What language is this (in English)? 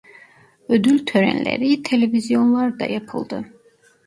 Turkish